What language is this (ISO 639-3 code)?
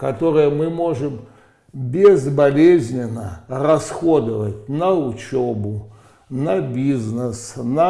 rus